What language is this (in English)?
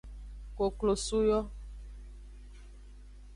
Aja (Benin)